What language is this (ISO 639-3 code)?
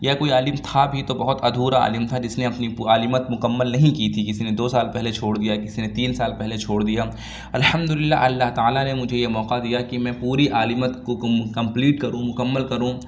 urd